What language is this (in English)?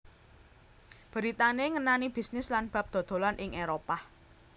Javanese